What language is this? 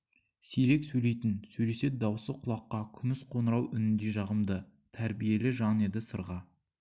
Kazakh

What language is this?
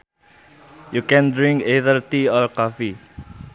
Sundanese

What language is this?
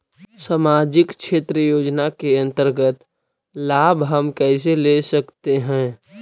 Magahi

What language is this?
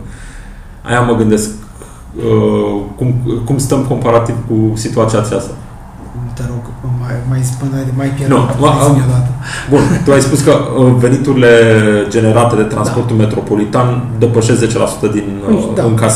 Romanian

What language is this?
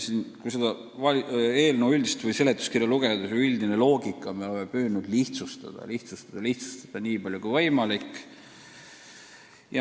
Estonian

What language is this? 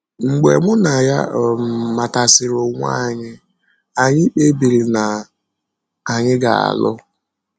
Igbo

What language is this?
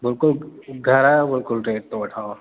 Sindhi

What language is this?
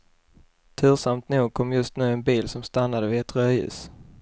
Swedish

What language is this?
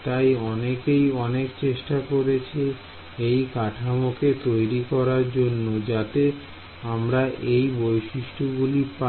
Bangla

